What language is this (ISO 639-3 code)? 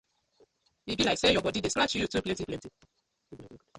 pcm